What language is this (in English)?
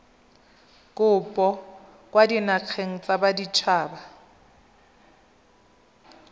Tswana